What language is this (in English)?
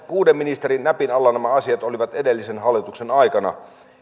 Finnish